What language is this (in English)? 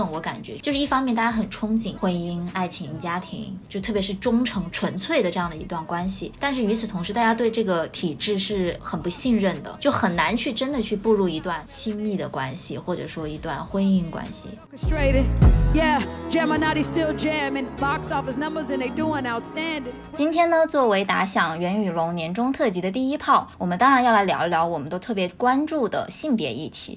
Chinese